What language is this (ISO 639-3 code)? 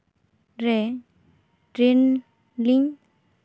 sat